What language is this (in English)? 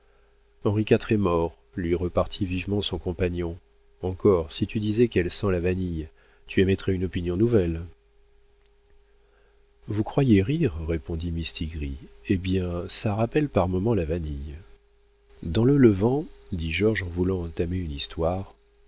French